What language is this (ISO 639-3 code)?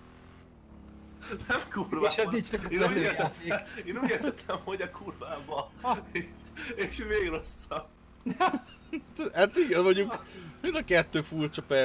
hun